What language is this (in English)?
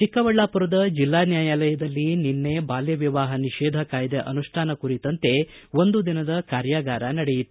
Kannada